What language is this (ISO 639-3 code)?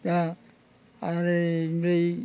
brx